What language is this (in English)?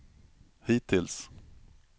Swedish